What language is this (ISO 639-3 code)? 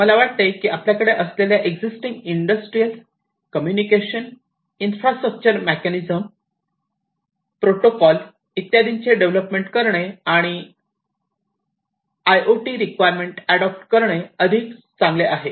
mar